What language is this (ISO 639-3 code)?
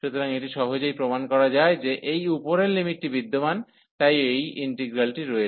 ben